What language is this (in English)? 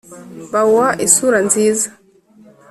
Kinyarwanda